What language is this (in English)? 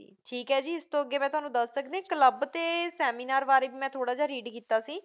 Punjabi